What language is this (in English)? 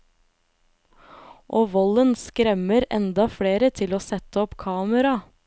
Norwegian